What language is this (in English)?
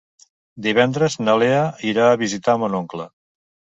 Catalan